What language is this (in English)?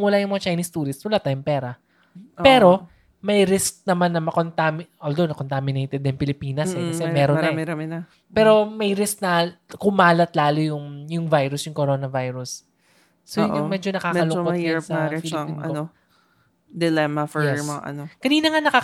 Filipino